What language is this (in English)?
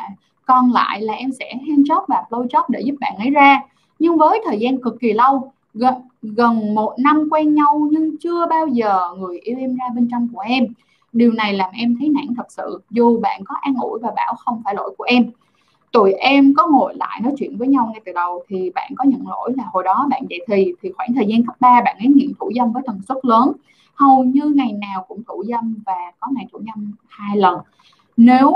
Vietnamese